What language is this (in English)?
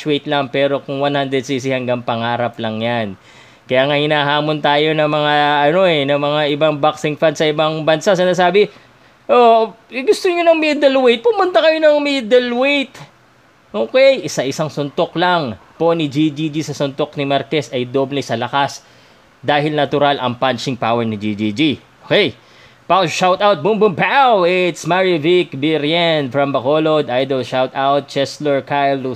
Filipino